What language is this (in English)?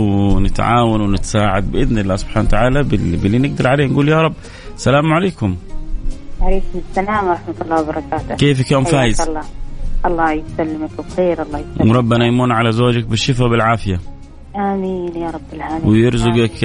Arabic